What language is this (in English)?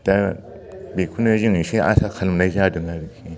Bodo